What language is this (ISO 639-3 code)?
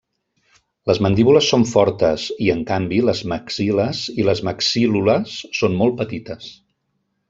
cat